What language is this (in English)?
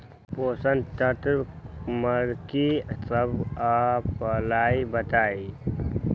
Magahi